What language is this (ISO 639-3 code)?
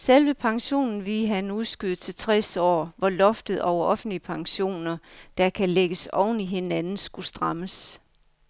dan